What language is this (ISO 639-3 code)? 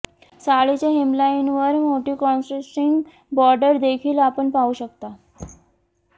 mar